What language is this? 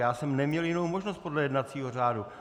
Czech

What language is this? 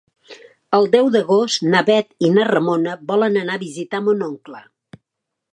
Catalan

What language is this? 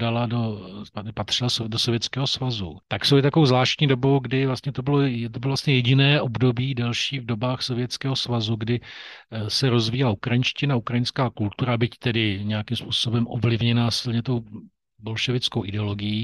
Czech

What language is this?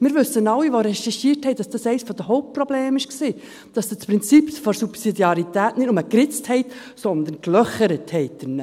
Swiss German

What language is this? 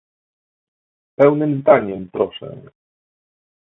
Polish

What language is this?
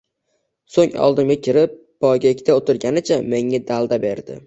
Uzbek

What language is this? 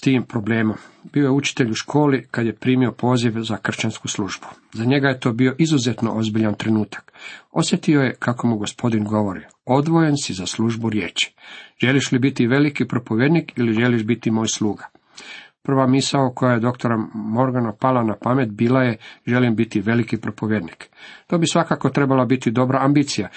Croatian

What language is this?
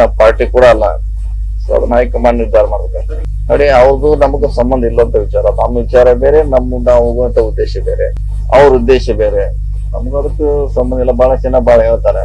Hindi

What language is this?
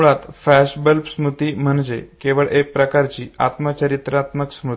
Marathi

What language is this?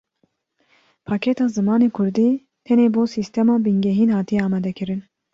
Kurdish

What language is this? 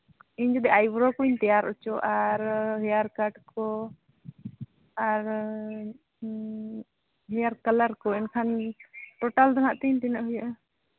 Santali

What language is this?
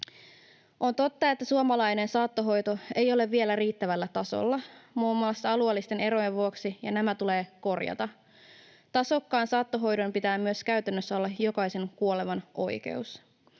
Finnish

